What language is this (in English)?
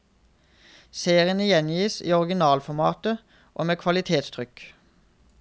Norwegian